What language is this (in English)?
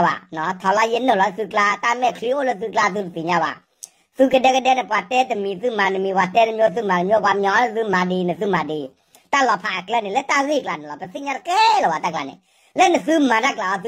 Thai